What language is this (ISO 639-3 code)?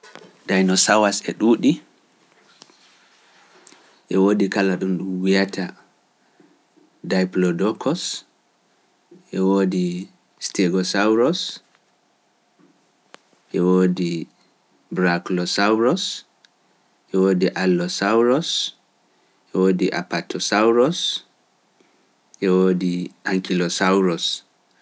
fuf